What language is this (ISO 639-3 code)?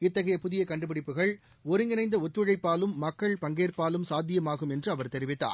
tam